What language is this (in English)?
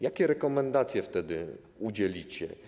Polish